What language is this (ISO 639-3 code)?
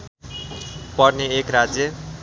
nep